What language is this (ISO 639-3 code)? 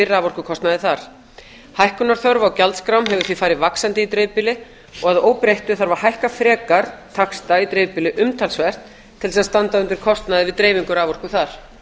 isl